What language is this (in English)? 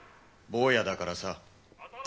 Japanese